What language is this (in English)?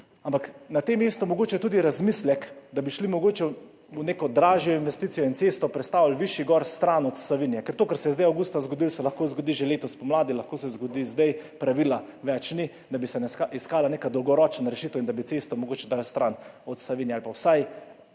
Slovenian